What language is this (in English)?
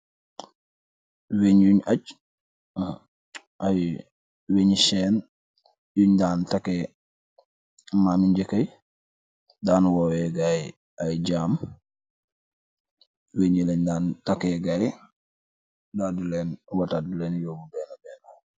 Wolof